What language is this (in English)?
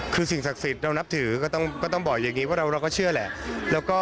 Thai